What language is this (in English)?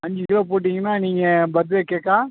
Tamil